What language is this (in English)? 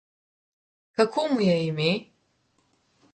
Slovenian